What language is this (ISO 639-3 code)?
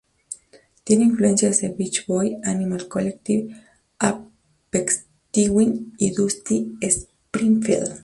spa